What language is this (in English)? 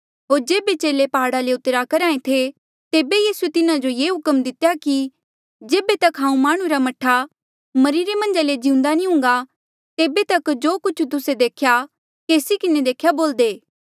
Mandeali